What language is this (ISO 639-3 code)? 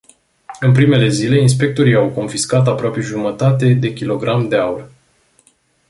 ron